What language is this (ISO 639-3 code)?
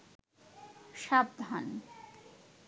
ben